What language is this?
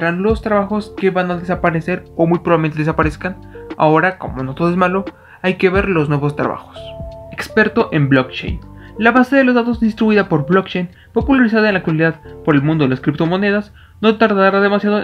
Spanish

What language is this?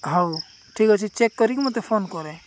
Odia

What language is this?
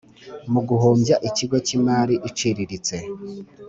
Kinyarwanda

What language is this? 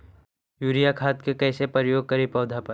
Magahi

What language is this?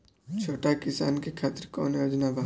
Bhojpuri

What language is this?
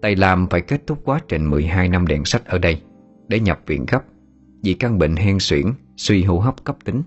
Vietnamese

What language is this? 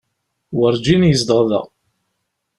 Kabyle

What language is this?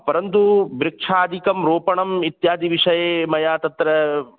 Sanskrit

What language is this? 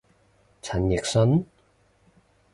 Cantonese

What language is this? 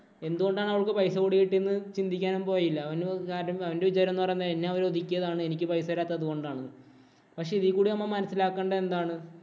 Malayalam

